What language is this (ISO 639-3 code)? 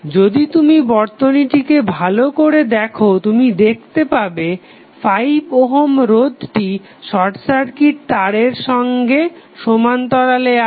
ben